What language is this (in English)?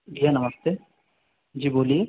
Hindi